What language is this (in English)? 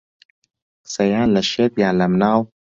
Central Kurdish